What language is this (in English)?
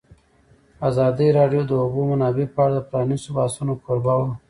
Pashto